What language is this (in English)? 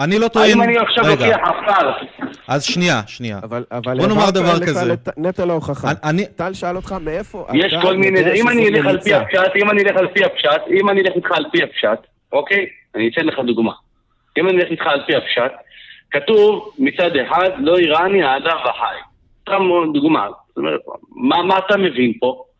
Hebrew